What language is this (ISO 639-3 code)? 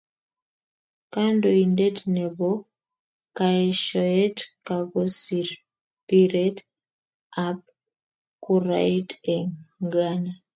kln